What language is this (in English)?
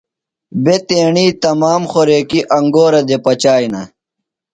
Phalura